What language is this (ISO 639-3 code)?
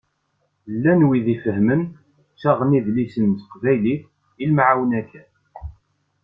kab